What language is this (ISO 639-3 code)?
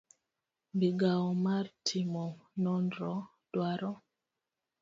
luo